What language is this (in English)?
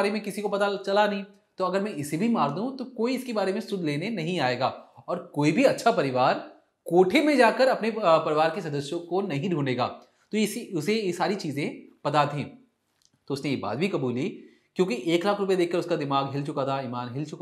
Hindi